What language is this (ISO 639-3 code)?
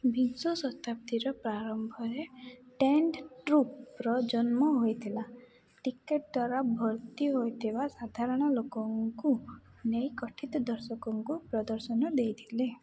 ori